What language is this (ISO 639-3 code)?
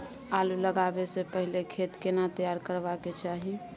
mai